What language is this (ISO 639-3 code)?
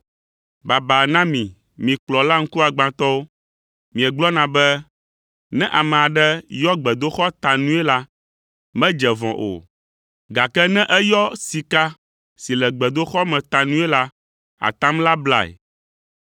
ewe